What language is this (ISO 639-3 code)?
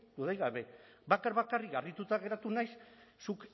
eus